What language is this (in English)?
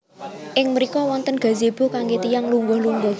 Javanese